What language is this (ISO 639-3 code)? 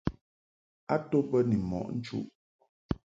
mhk